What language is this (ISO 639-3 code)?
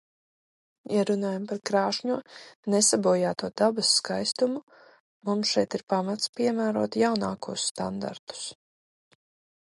lav